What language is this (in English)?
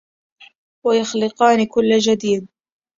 Arabic